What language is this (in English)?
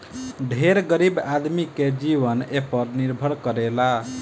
Bhojpuri